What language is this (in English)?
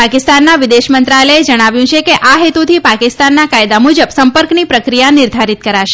Gujarati